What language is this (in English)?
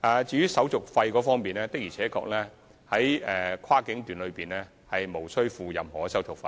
Cantonese